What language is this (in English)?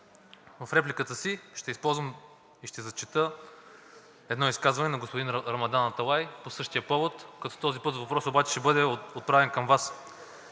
Bulgarian